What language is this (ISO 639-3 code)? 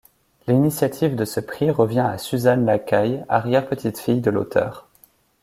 fra